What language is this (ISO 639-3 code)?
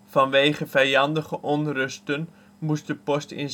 nld